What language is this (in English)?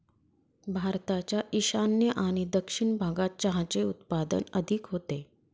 Marathi